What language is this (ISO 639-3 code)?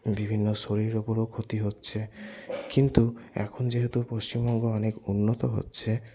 ben